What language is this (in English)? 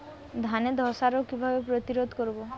Bangla